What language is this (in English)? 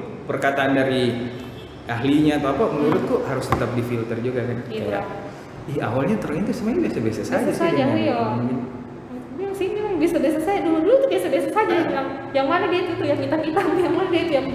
Indonesian